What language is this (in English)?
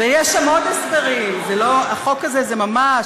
Hebrew